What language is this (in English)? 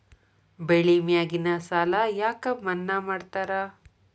Kannada